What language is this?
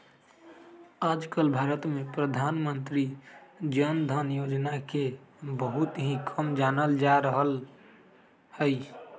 Magahi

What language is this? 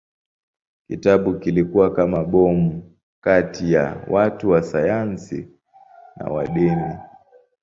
Swahili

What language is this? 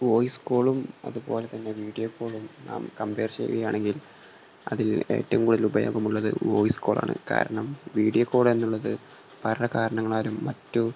Malayalam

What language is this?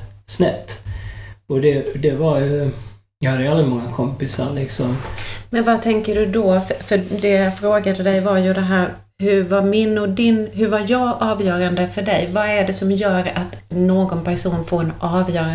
Swedish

